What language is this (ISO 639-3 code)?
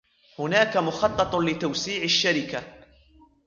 ara